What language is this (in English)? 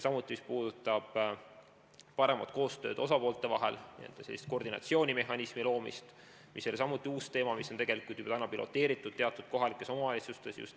Estonian